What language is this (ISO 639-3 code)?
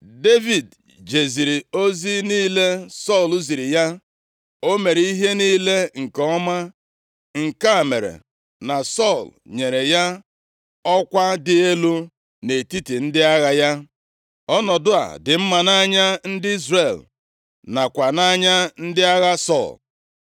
ibo